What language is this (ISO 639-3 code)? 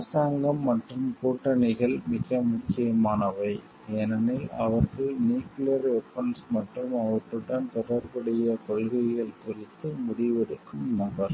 tam